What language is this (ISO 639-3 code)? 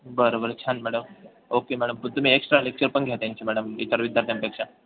mar